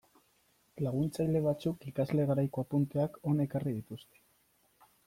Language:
Basque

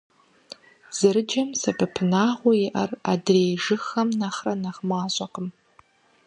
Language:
Kabardian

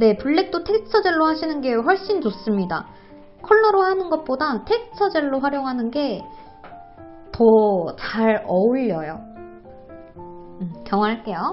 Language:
Korean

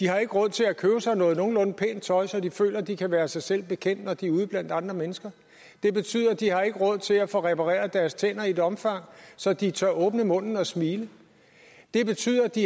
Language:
Danish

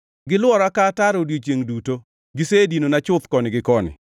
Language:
Luo (Kenya and Tanzania)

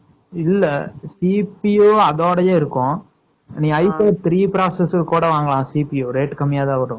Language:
Tamil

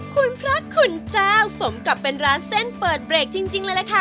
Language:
Thai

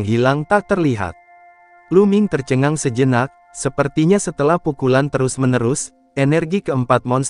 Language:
Indonesian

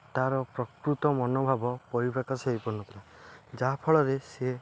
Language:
Odia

